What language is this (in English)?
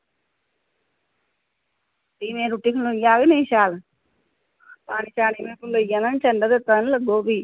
Dogri